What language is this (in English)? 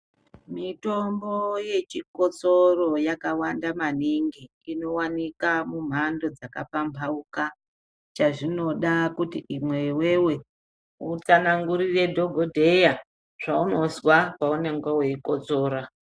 Ndau